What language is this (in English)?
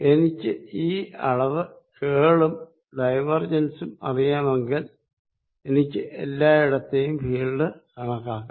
Malayalam